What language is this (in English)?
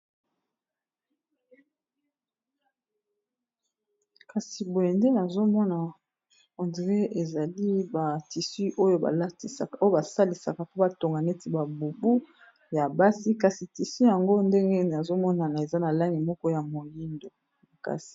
Lingala